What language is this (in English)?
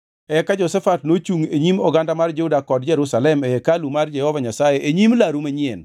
Luo (Kenya and Tanzania)